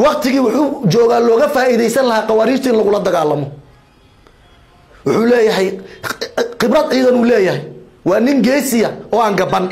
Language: Arabic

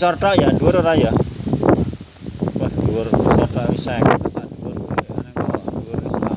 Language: Indonesian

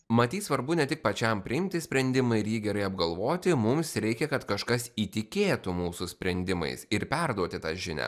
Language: Lithuanian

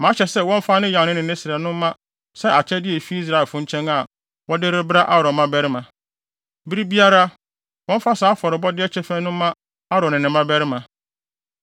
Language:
Akan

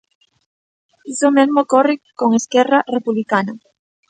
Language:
Galician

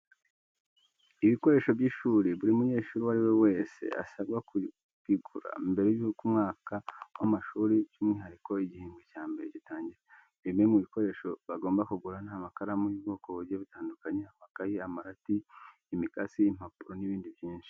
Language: Kinyarwanda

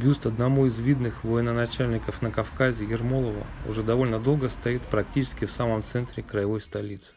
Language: Russian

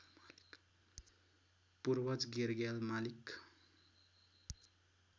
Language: Nepali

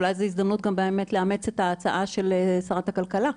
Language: Hebrew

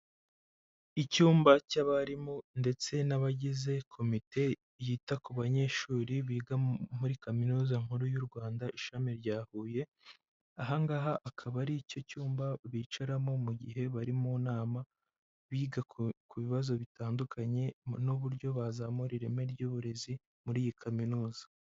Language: Kinyarwanda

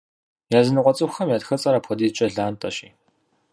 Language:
Kabardian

